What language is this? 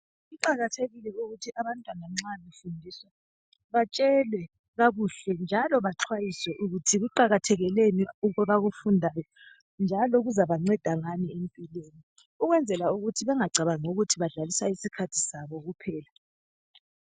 North Ndebele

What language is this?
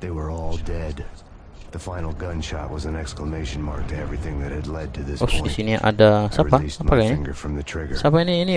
Indonesian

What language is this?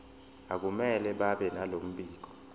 Zulu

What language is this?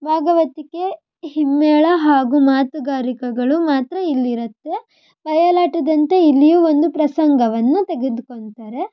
Kannada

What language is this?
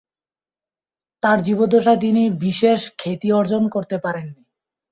Bangla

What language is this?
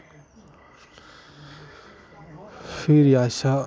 Dogri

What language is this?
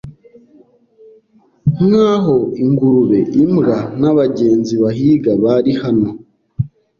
Kinyarwanda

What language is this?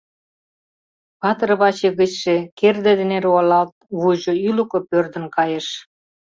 Mari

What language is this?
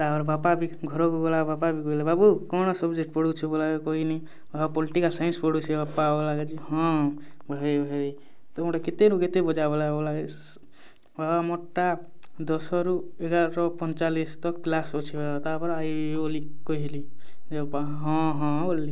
Odia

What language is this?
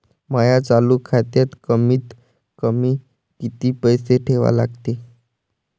Marathi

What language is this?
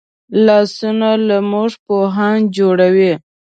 Pashto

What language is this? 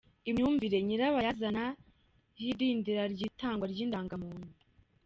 Kinyarwanda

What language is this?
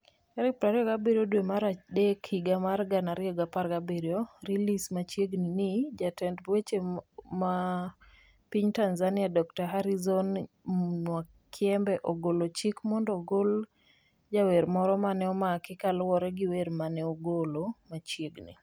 Luo (Kenya and Tanzania)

